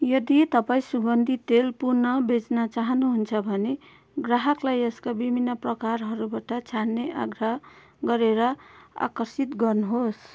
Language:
Nepali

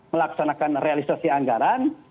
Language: Indonesian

